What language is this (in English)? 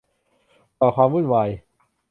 Thai